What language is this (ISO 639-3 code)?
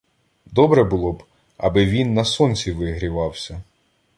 ukr